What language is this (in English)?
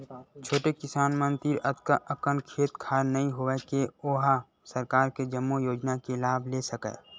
Chhattisgarhi